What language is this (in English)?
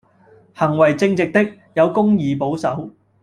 Cantonese